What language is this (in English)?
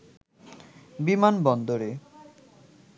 Bangla